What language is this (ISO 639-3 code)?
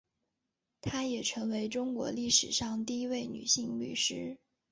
zho